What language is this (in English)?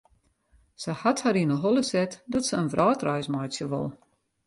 Western Frisian